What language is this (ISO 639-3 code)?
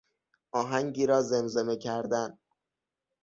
fas